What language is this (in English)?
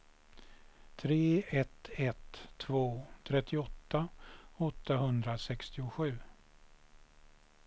Swedish